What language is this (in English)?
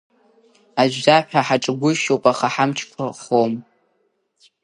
Abkhazian